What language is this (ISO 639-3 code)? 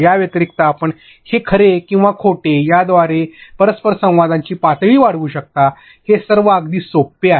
mar